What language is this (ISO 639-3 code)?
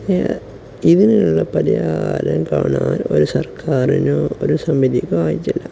mal